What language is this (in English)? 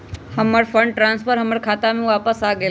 Magahi